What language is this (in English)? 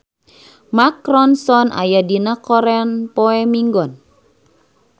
Sundanese